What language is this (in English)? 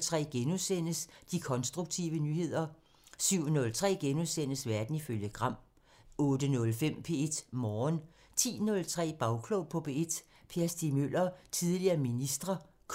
Danish